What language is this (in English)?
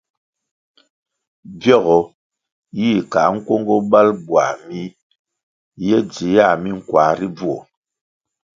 Kwasio